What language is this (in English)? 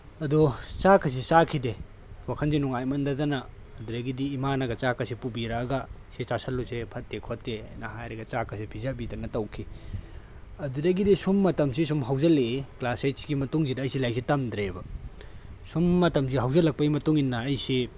Manipuri